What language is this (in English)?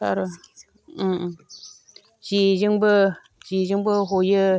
Bodo